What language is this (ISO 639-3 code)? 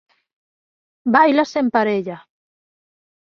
glg